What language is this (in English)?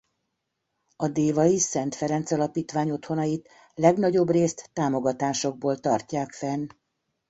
Hungarian